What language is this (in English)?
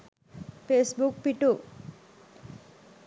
Sinhala